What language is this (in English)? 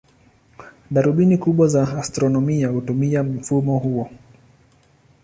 Swahili